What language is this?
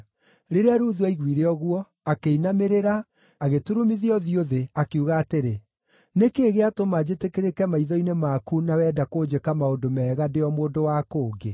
Kikuyu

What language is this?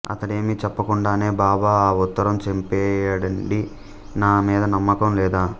Telugu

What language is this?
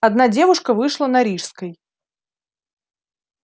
Russian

